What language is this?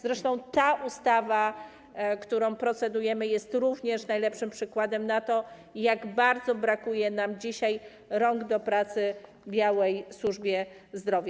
Polish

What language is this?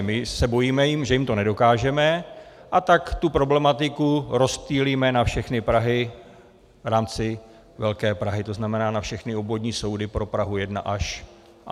Czech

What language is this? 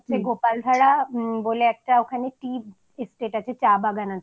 Bangla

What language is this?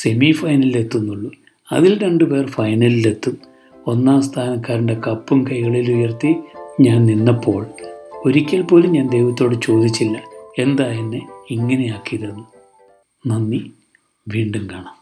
Malayalam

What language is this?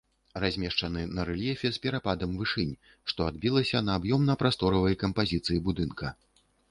Belarusian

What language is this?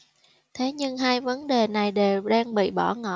Vietnamese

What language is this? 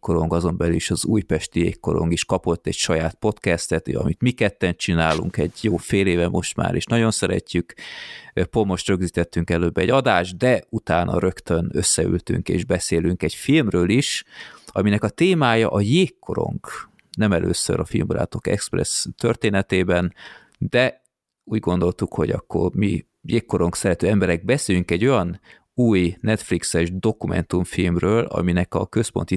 Hungarian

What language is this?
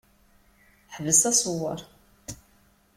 Kabyle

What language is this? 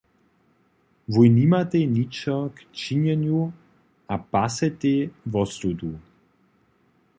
Upper Sorbian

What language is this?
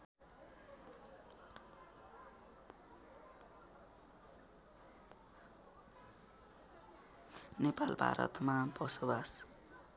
Nepali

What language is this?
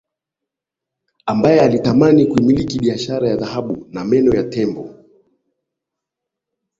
Swahili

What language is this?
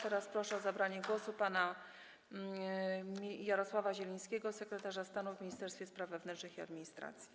Polish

